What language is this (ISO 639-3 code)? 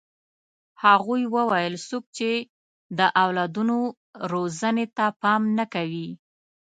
pus